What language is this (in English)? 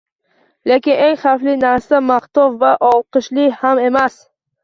Uzbek